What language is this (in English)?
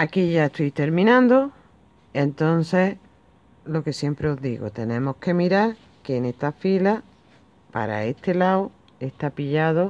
Spanish